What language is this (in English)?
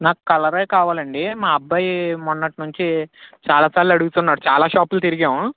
Telugu